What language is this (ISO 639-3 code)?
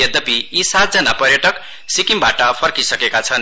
nep